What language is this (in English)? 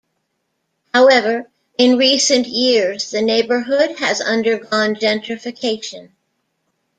English